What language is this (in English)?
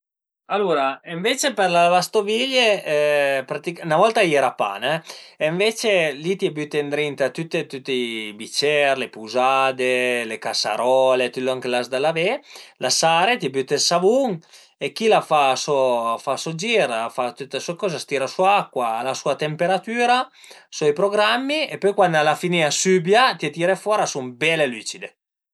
Piedmontese